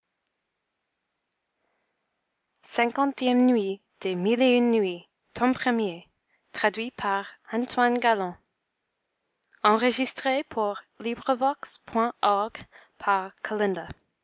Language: French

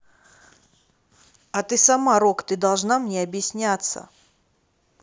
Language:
Russian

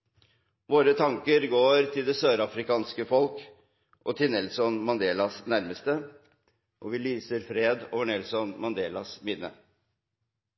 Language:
Norwegian Bokmål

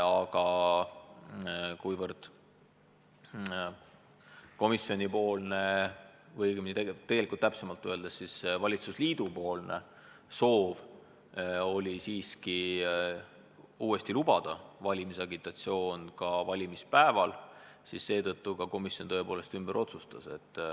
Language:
Estonian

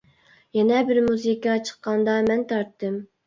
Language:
Uyghur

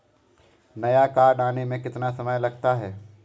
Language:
Hindi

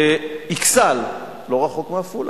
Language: Hebrew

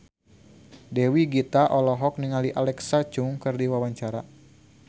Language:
Sundanese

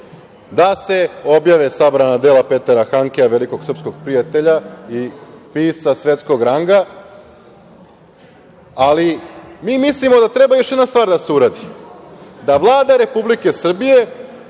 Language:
Serbian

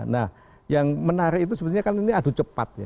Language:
Indonesian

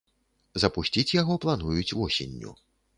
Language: Belarusian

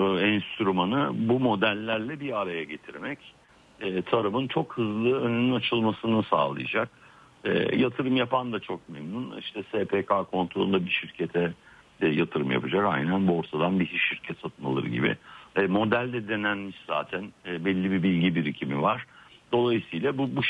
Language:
Turkish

